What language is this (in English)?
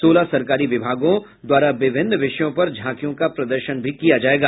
Hindi